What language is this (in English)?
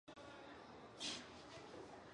Chinese